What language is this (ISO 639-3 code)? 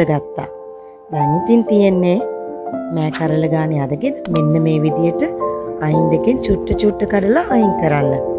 hin